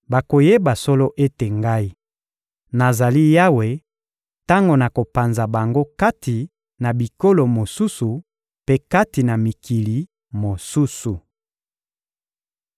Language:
Lingala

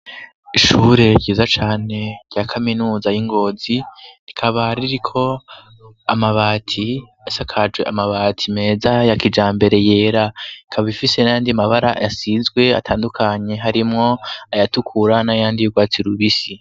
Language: Rundi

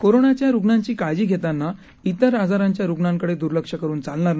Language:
Marathi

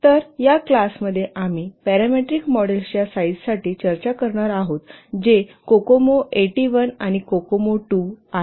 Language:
Marathi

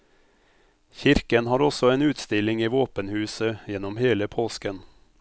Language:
Norwegian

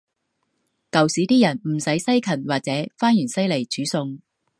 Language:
Cantonese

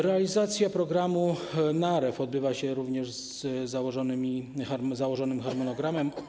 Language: Polish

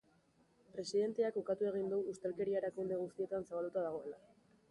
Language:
Basque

